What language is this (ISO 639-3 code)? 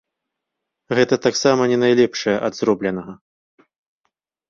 bel